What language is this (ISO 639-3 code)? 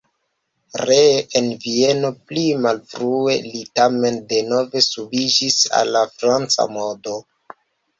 epo